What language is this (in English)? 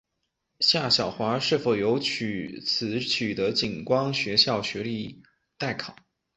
Chinese